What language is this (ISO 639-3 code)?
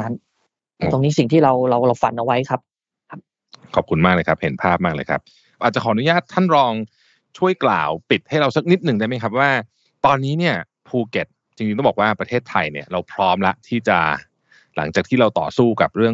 tha